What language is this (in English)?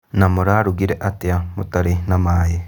Kikuyu